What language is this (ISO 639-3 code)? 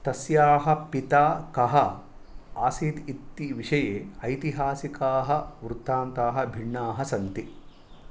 san